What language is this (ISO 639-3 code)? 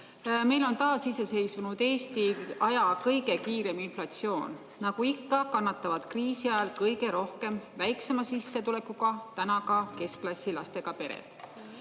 est